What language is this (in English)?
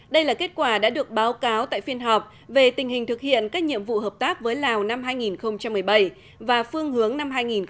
Vietnamese